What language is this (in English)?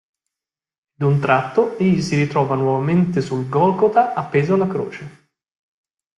Italian